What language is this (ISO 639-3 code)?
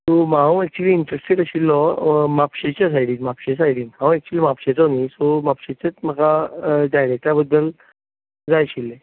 kok